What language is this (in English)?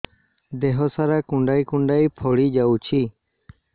Odia